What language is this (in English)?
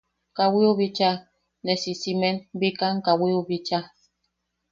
Yaqui